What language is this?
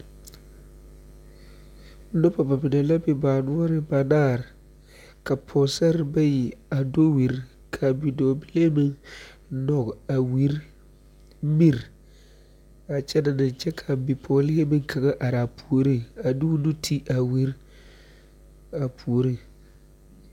Southern Dagaare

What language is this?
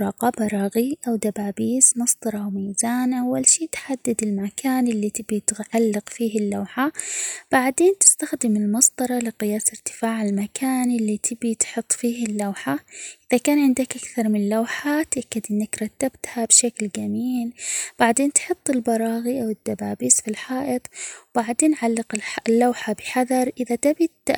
Omani Arabic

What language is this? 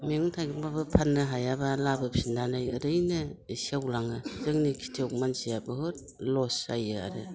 Bodo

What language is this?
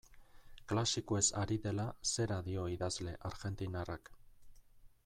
Basque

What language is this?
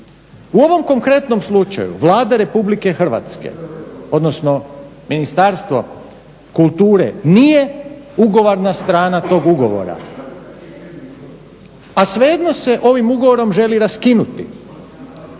Croatian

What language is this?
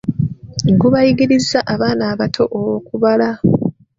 Ganda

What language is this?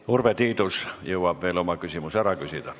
Estonian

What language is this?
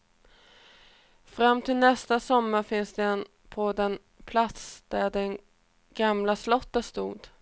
Swedish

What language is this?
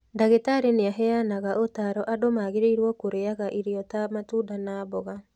Kikuyu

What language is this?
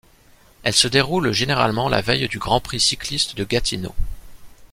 French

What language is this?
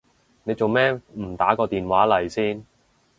Cantonese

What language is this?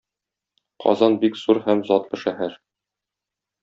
Tatar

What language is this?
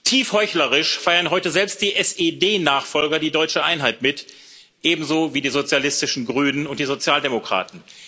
German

